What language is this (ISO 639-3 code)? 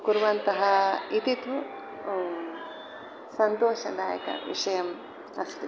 san